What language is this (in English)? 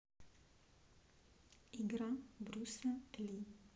Russian